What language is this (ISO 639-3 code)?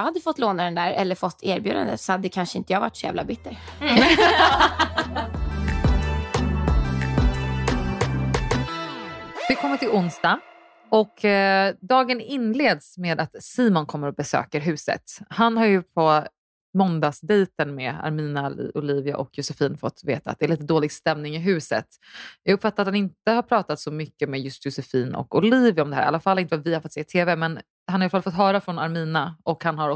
swe